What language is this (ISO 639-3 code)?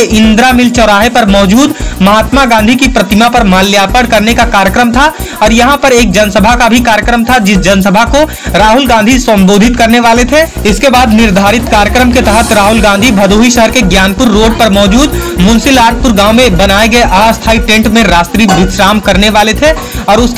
hin